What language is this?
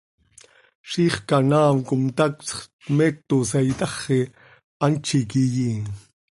Seri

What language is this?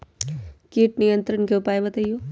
Magahi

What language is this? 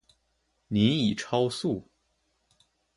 Chinese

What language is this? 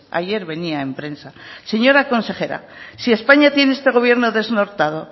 Spanish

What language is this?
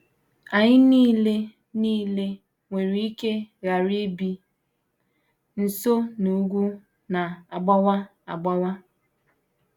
Igbo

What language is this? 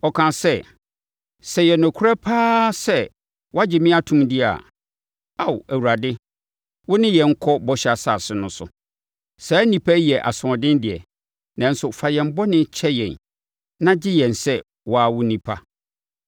Akan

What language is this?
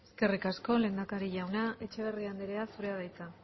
Basque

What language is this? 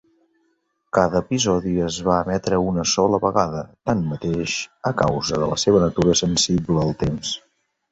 Catalan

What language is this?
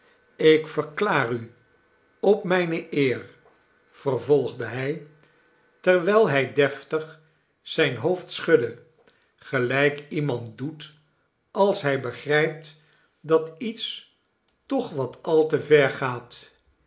Dutch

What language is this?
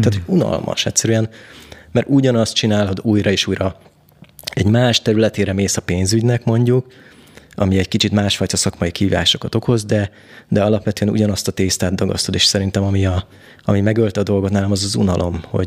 Hungarian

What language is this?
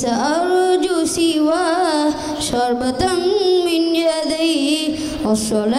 Arabic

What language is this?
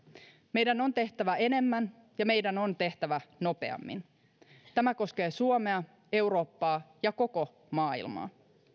Finnish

